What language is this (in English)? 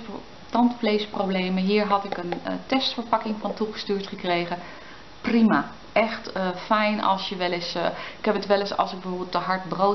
Dutch